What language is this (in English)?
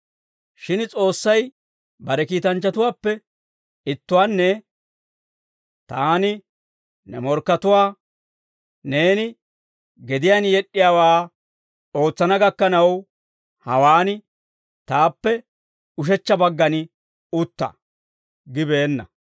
Dawro